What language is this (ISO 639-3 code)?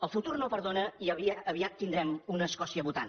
cat